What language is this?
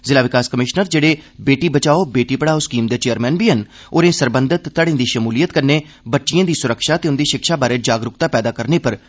Dogri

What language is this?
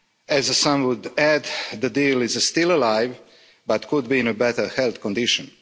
English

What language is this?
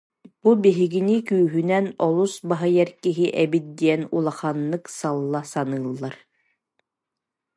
Yakut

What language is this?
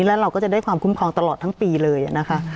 Thai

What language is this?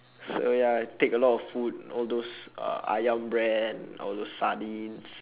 English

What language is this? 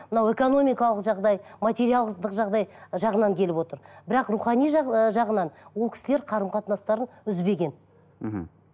Kazakh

